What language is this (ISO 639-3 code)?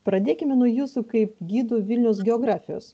lit